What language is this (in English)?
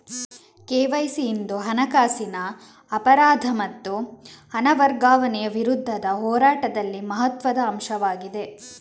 Kannada